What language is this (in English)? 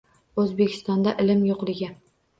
Uzbek